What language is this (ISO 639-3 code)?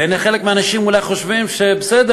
heb